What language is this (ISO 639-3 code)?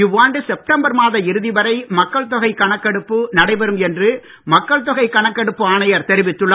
tam